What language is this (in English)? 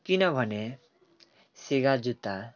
Nepali